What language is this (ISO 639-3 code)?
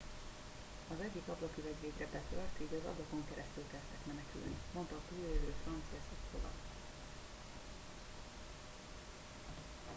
hun